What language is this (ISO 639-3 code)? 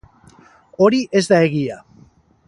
eus